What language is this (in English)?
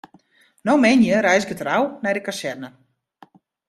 Western Frisian